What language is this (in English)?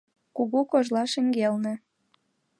Mari